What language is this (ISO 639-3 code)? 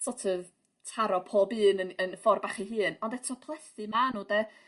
cym